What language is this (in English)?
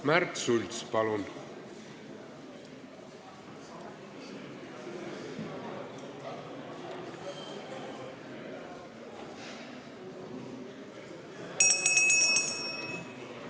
Estonian